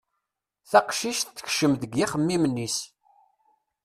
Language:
Kabyle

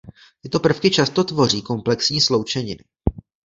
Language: Czech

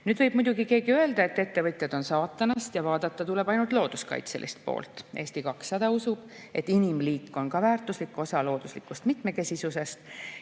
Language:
Estonian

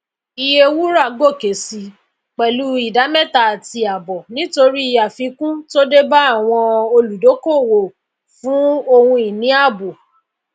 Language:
Yoruba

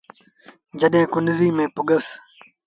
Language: Sindhi Bhil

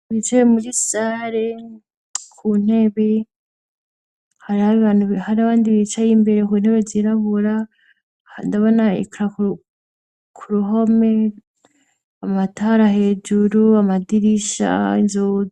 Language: Rundi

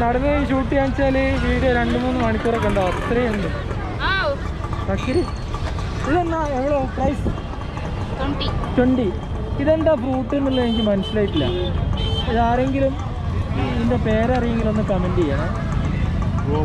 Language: Malayalam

